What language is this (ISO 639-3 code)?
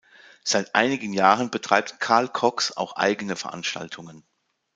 deu